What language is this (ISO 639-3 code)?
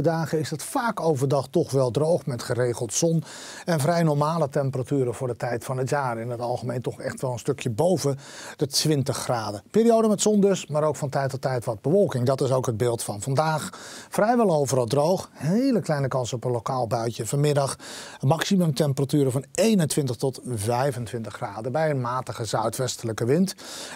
nld